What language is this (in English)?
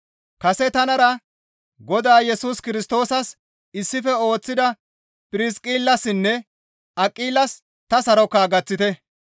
Gamo